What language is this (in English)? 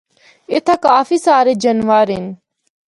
Northern Hindko